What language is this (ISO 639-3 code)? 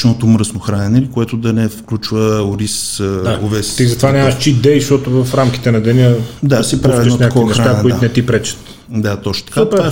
bul